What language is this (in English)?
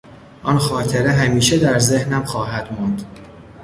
Persian